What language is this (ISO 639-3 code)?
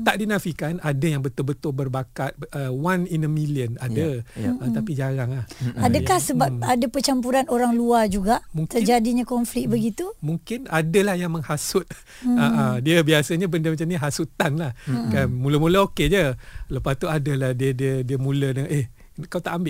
msa